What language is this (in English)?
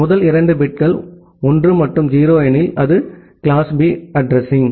Tamil